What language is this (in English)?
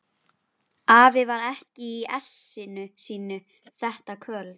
Icelandic